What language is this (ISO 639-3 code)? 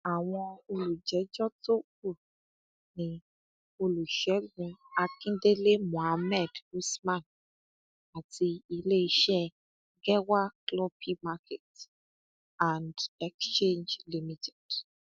yor